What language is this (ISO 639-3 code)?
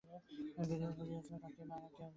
ben